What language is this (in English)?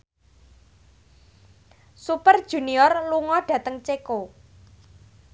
Javanese